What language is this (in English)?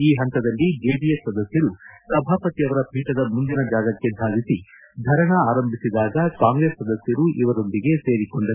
Kannada